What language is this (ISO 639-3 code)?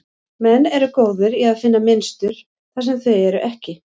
isl